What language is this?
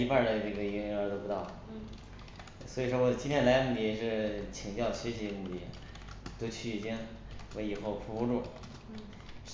Chinese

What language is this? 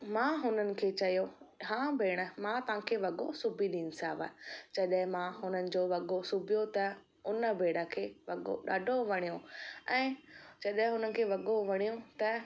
Sindhi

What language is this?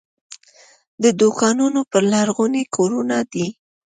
Pashto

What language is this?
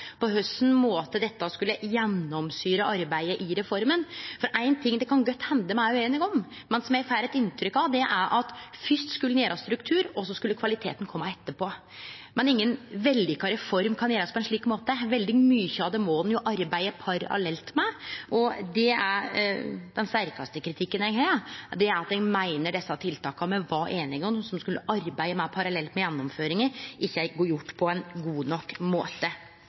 Norwegian Nynorsk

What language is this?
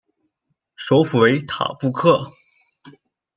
Chinese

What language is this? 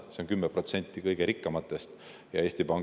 Estonian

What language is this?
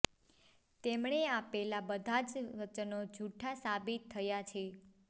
Gujarati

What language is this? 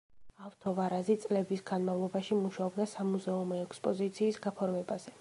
Georgian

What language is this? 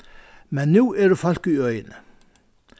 Faroese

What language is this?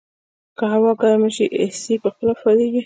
Pashto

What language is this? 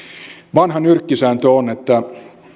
Finnish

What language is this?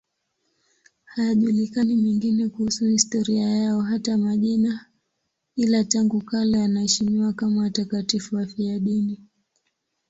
Swahili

